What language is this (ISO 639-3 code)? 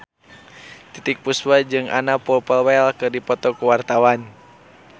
sun